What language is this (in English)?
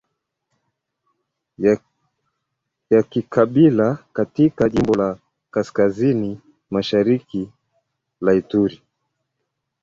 Swahili